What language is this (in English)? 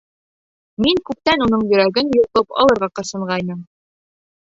Bashkir